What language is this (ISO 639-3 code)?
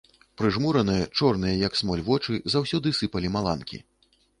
bel